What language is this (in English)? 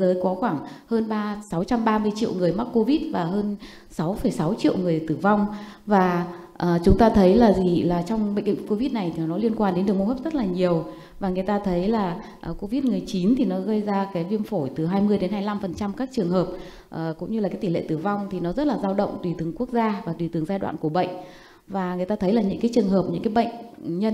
Vietnamese